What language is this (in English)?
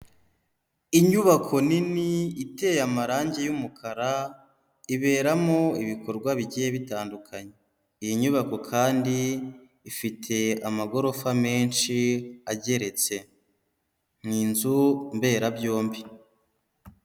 Kinyarwanda